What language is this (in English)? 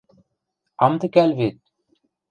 Western Mari